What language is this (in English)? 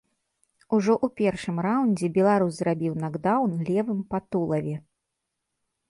Belarusian